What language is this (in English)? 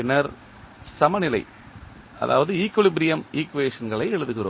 Tamil